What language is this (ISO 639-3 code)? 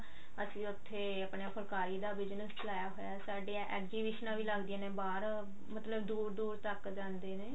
pan